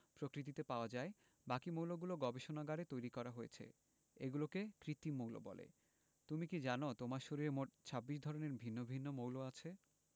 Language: Bangla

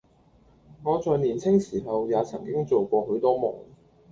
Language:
Cantonese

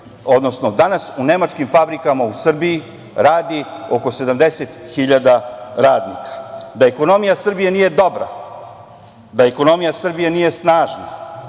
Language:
Serbian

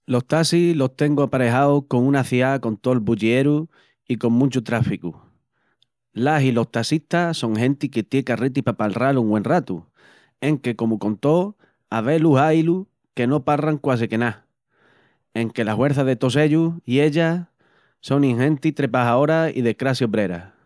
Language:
Extremaduran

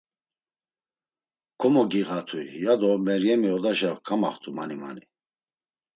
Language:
Laz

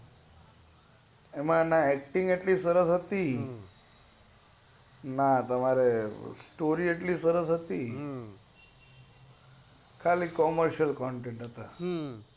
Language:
Gujarati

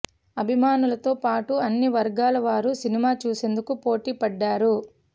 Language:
Telugu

